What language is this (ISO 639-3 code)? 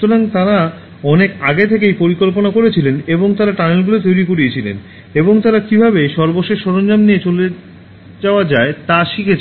ben